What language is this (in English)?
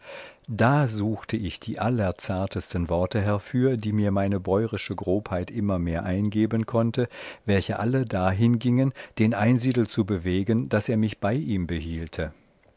German